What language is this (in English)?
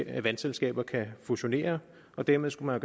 Danish